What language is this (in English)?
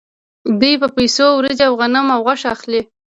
Pashto